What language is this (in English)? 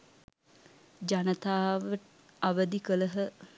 Sinhala